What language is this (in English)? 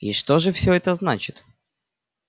Russian